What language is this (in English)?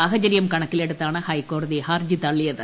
Malayalam